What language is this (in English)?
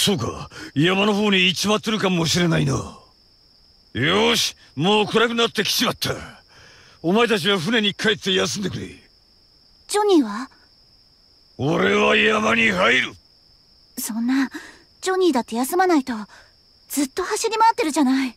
Japanese